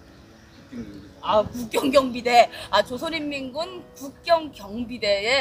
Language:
Korean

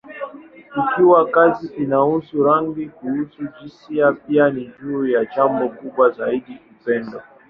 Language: Swahili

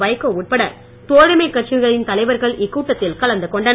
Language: Tamil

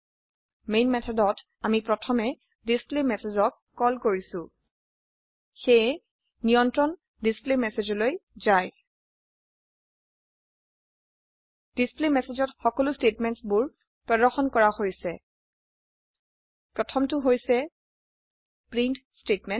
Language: Assamese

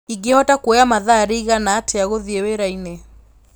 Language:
Kikuyu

